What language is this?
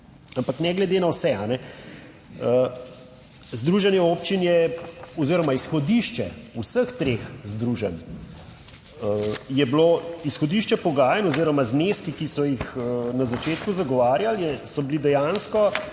Slovenian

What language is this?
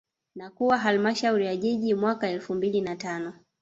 Swahili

